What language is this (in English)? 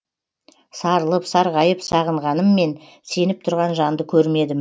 Kazakh